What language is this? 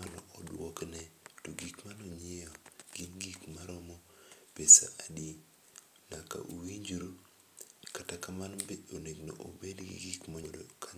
Luo (Kenya and Tanzania)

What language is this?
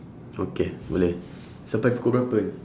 English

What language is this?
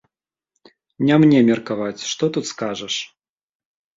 Belarusian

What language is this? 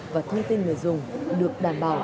Vietnamese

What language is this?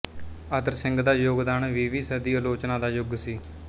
Punjabi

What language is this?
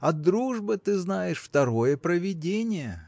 Russian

